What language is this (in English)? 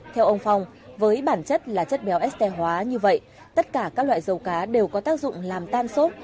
Vietnamese